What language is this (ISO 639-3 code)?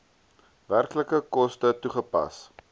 afr